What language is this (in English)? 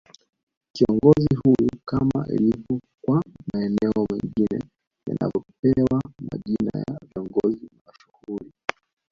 Swahili